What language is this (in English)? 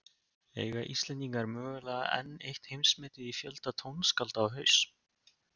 Icelandic